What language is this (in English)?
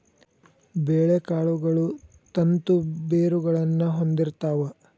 Kannada